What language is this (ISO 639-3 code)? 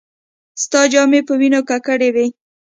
pus